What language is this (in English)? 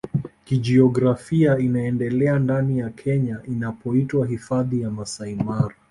Swahili